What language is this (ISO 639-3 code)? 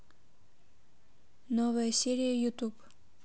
rus